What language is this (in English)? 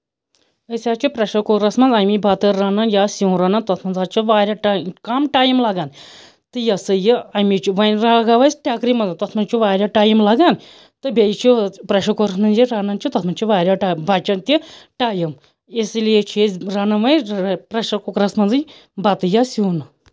Kashmiri